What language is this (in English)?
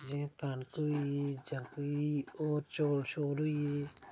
Dogri